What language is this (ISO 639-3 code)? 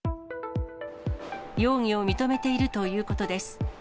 jpn